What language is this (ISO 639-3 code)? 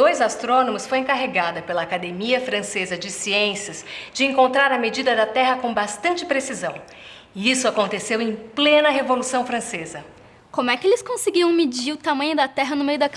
por